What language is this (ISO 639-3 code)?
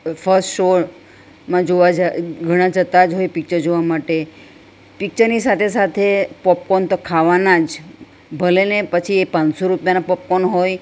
guj